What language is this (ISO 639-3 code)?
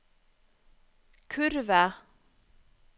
nor